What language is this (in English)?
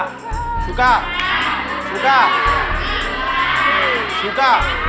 Thai